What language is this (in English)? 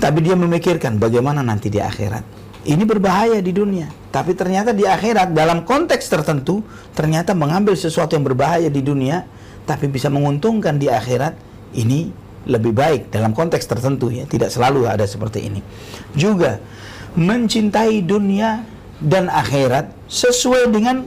Indonesian